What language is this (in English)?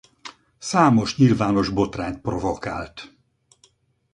Hungarian